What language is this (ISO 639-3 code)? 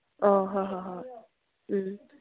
mni